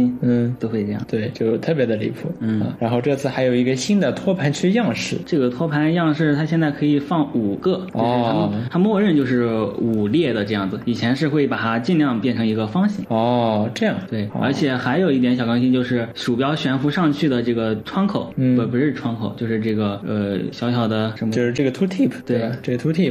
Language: Chinese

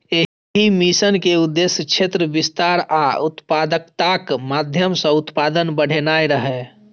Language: Maithili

